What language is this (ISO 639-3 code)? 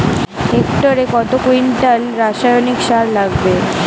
ben